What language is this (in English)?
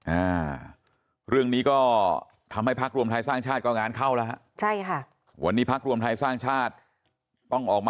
Thai